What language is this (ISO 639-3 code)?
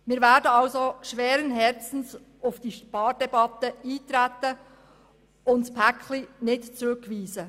gsw